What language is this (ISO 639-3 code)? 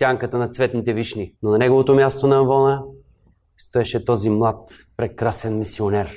bul